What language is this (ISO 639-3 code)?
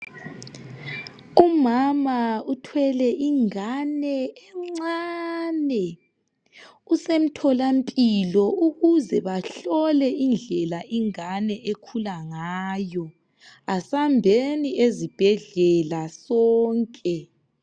nde